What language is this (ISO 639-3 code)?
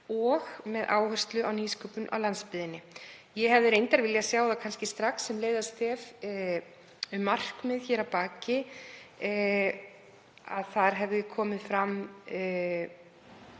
isl